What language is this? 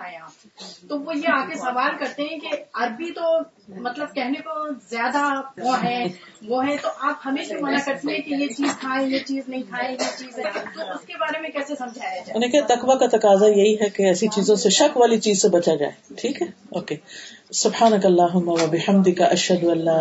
Urdu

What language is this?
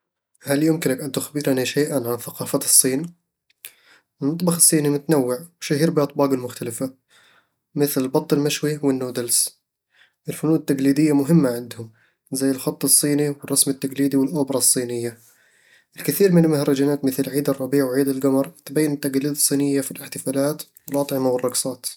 Eastern Egyptian Bedawi Arabic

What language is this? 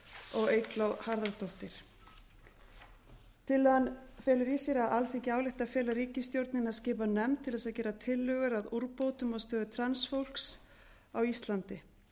Icelandic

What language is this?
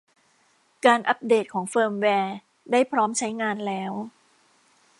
Thai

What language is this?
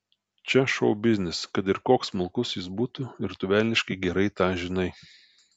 Lithuanian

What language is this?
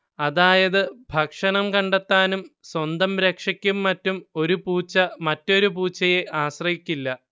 Malayalam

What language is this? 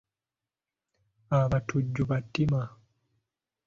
Ganda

